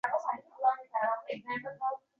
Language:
Uzbek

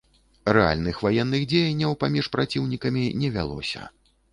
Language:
Belarusian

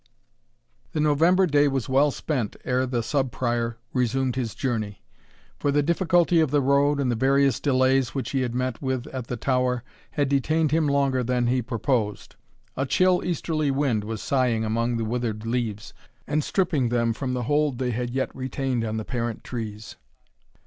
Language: English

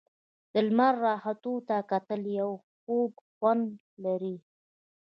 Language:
Pashto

